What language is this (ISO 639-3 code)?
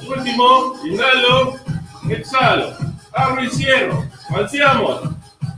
spa